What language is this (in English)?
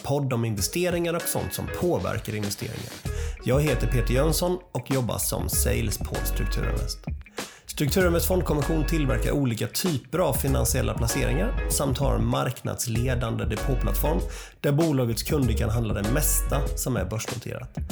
Swedish